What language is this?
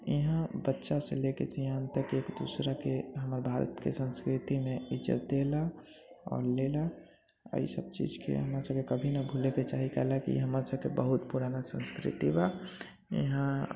Maithili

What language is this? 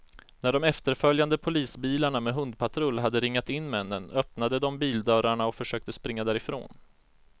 Swedish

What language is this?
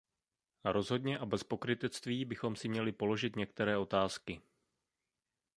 Czech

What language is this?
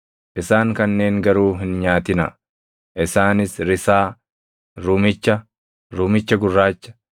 Oromo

